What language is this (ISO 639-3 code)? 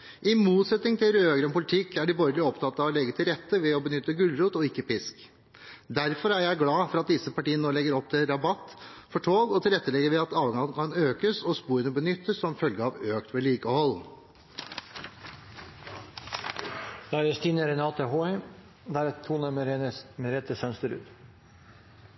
nob